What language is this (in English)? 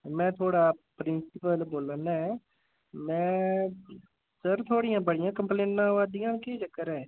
Dogri